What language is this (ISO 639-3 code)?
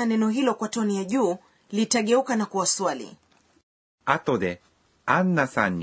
swa